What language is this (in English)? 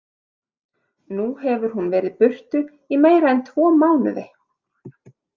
Icelandic